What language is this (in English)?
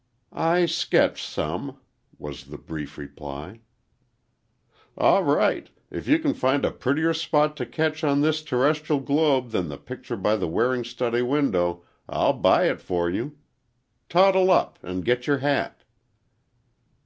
English